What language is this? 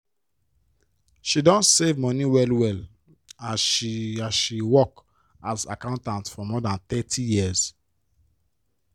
Nigerian Pidgin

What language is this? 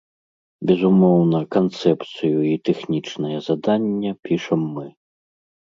Belarusian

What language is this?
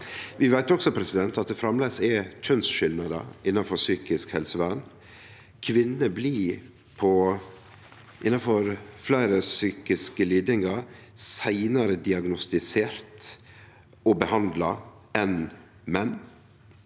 Norwegian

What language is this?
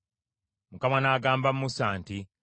Ganda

